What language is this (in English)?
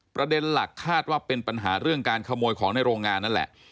Thai